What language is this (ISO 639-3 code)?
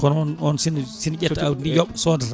ful